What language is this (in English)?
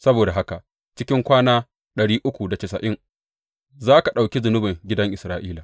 Hausa